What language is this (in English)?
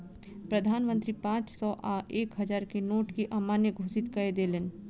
Maithili